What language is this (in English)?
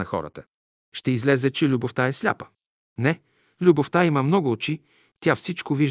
Bulgarian